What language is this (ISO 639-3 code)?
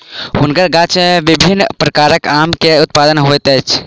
mai